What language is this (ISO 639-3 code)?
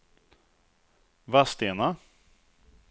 swe